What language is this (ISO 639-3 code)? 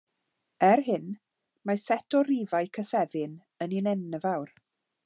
cym